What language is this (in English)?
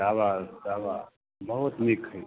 Maithili